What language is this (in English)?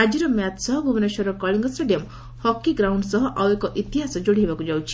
Odia